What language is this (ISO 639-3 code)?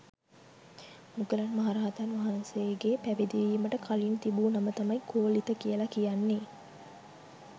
sin